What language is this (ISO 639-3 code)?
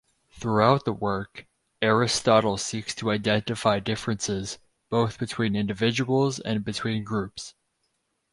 eng